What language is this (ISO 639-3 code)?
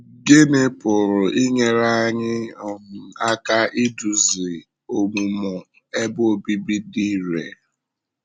ibo